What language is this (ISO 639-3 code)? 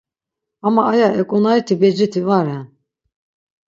lzz